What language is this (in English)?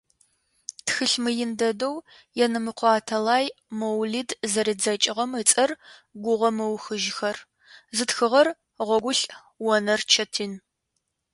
Adyghe